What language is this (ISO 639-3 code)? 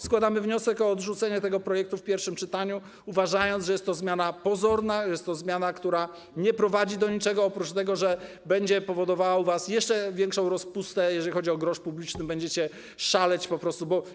pol